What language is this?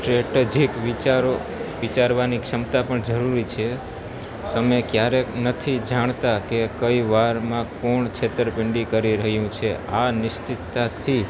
Gujarati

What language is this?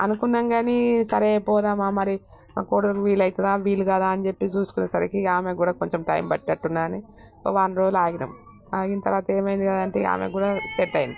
Telugu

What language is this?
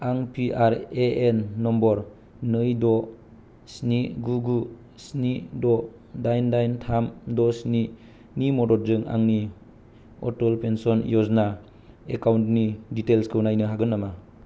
Bodo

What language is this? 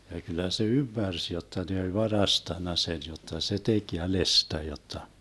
Finnish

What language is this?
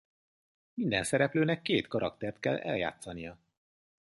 Hungarian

